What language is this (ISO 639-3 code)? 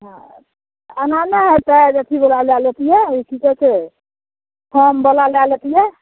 mai